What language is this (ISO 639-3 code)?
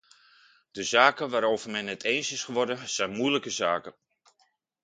nld